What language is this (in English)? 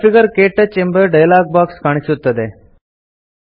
Kannada